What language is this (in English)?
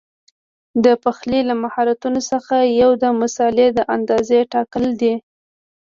Pashto